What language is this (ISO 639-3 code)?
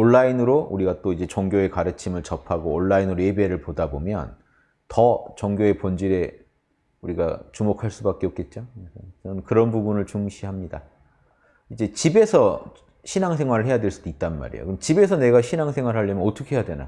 kor